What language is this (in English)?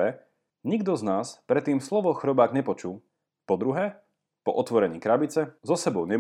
Slovak